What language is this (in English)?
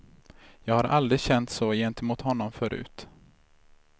Swedish